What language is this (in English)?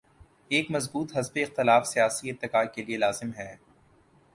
Urdu